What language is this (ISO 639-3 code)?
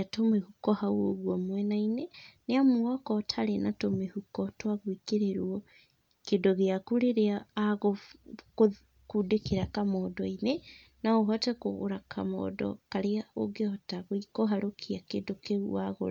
kik